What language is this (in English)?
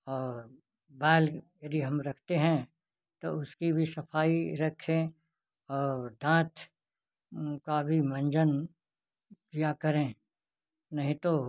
Hindi